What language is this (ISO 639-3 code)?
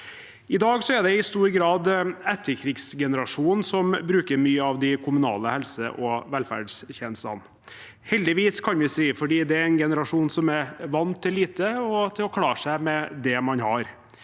nor